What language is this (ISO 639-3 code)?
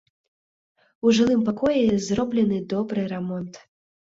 bel